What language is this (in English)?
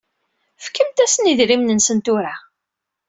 Kabyle